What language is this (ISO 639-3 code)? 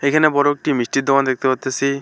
ben